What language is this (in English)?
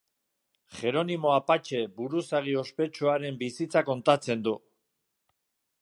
Basque